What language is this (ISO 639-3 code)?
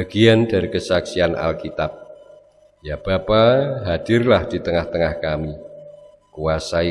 ind